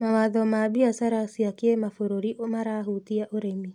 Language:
Kikuyu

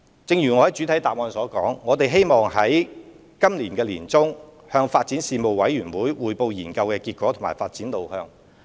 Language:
Cantonese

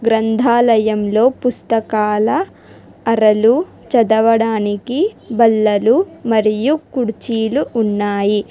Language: Telugu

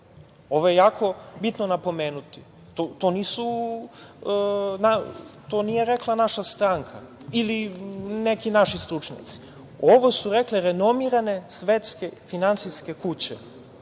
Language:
Serbian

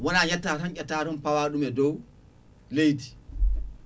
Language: Fula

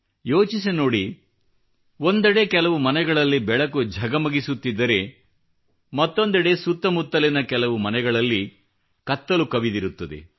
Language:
Kannada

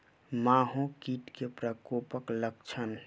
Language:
Maithili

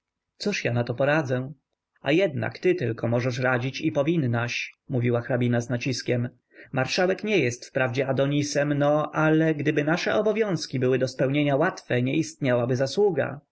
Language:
Polish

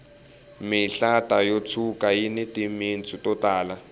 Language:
Tsonga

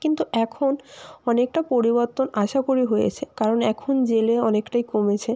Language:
Bangla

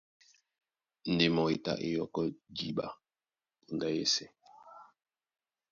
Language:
Duala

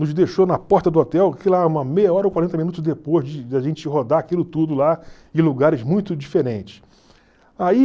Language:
Portuguese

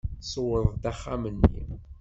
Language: Kabyle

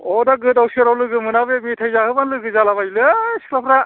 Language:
Bodo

